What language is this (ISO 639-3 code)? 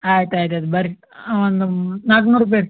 kan